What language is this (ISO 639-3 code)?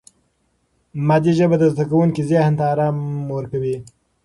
pus